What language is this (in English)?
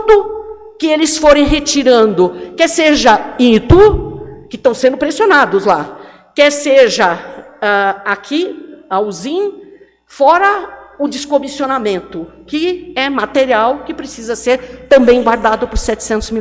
Portuguese